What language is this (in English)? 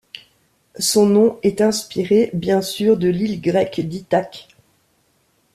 French